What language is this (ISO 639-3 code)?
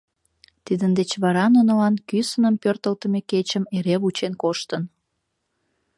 chm